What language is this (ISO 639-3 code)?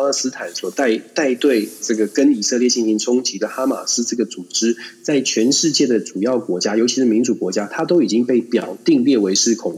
zho